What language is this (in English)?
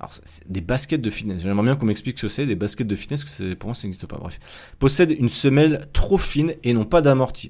French